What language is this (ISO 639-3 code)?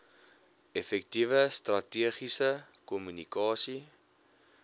afr